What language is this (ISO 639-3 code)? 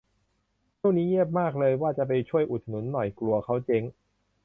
tha